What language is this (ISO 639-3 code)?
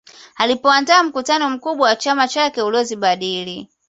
swa